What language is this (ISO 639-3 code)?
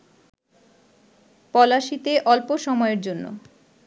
ben